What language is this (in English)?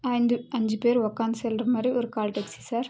Tamil